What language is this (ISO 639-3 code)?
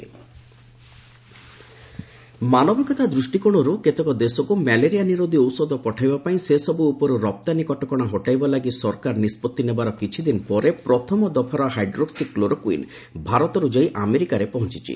ori